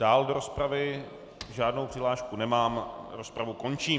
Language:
Czech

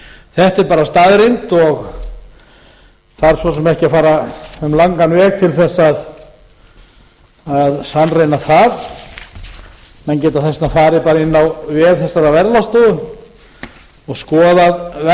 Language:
Icelandic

